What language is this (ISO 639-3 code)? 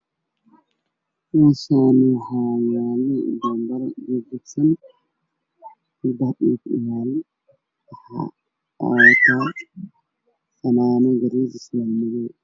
som